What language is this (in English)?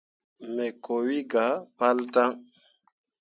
Mundang